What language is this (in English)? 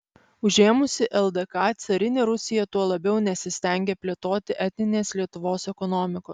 Lithuanian